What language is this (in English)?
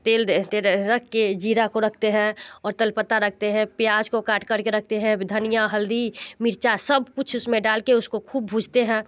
Hindi